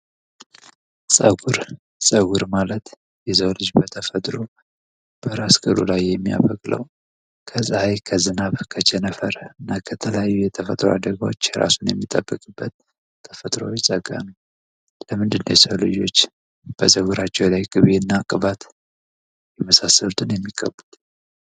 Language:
Amharic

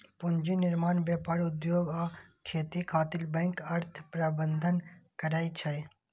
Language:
Maithili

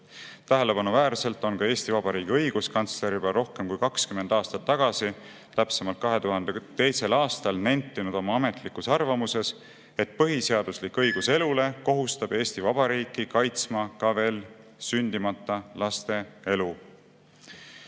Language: Estonian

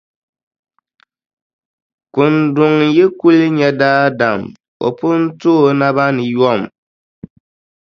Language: Dagbani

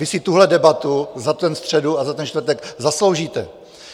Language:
Czech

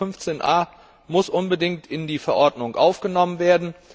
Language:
German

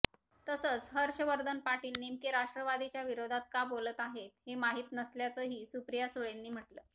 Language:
Marathi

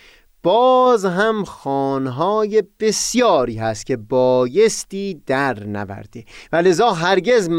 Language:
Persian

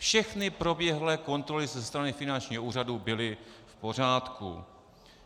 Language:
Czech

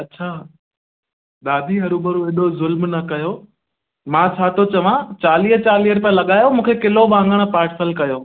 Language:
Sindhi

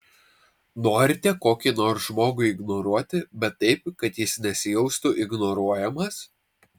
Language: Lithuanian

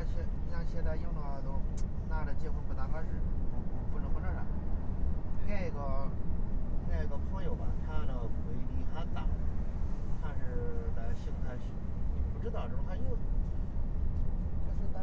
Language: Chinese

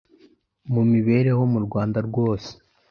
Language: Kinyarwanda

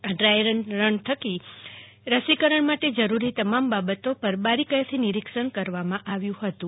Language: Gujarati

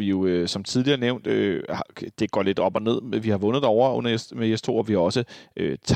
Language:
Danish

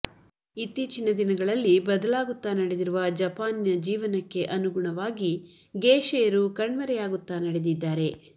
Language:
Kannada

